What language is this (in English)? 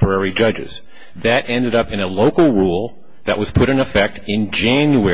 English